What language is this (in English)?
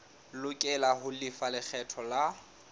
Southern Sotho